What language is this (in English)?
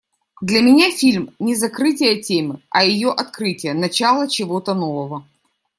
Russian